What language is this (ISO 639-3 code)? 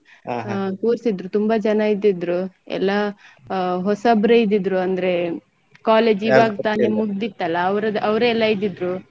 kan